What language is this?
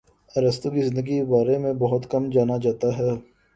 Urdu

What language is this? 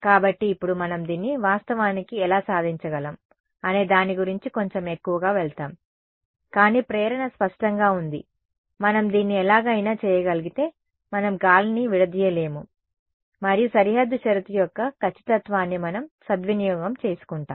Telugu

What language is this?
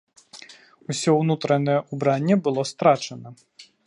Belarusian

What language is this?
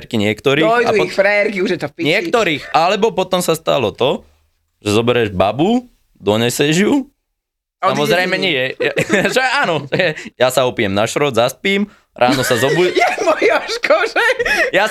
Slovak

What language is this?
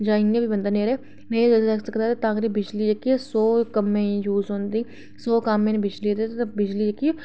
Dogri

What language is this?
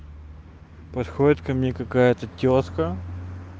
Russian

